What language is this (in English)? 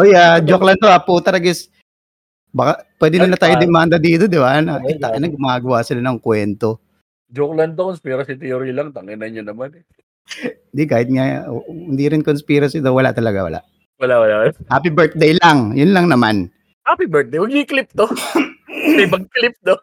Filipino